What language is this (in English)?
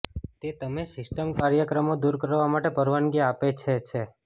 Gujarati